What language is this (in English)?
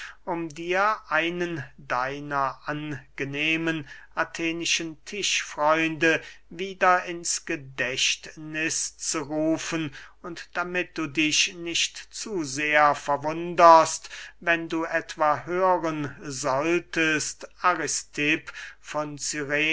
German